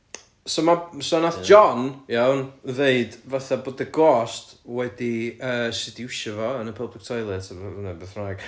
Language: Welsh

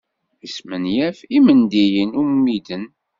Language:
Kabyle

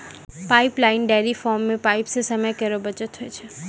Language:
Maithili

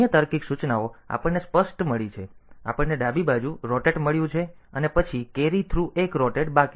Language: Gujarati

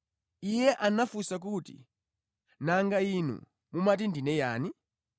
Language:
Nyanja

